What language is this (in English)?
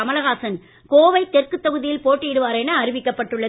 Tamil